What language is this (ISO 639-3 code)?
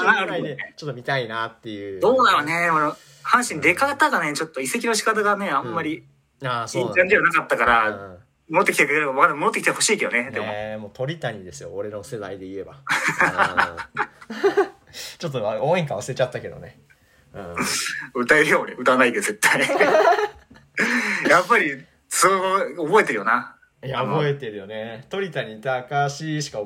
jpn